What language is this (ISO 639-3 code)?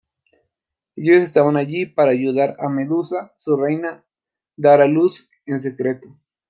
spa